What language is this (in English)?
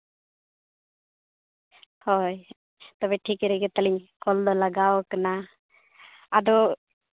Santali